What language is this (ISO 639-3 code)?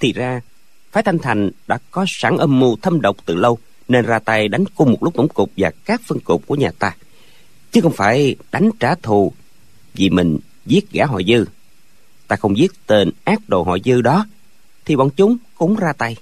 vie